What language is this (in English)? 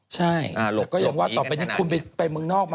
Thai